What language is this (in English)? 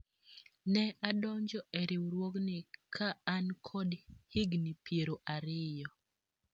Luo (Kenya and Tanzania)